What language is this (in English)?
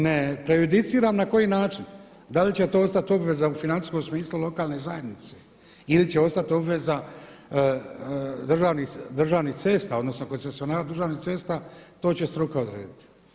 Croatian